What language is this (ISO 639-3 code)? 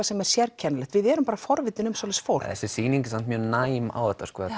isl